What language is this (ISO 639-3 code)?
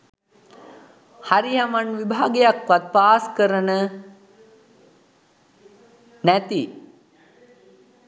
sin